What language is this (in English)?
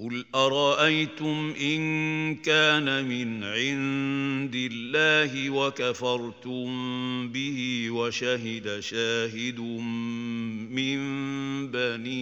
Arabic